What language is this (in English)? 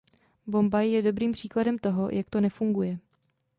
Czech